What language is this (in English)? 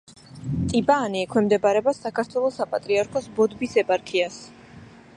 Georgian